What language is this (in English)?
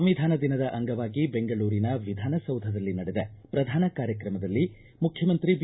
Kannada